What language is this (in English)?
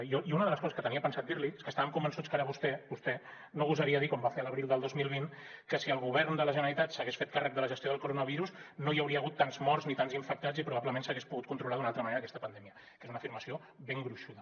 Catalan